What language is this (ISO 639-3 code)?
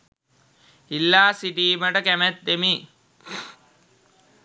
sin